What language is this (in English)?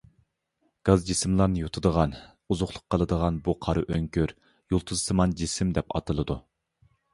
Uyghur